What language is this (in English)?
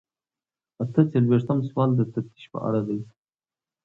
Pashto